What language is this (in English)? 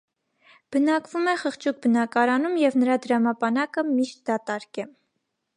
Armenian